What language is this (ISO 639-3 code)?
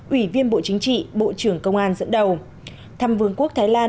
vie